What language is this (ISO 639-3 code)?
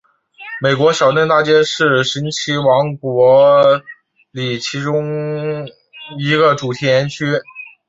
zho